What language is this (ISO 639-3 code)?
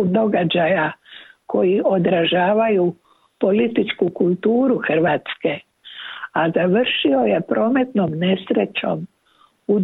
hrv